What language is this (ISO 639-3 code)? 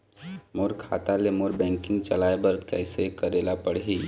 hne